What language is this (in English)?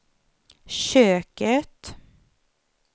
Swedish